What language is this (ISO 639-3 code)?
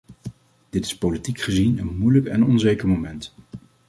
nld